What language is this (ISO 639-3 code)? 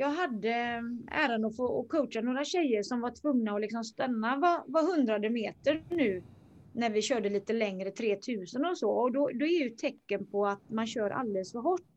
swe